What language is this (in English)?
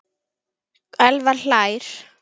Icelandic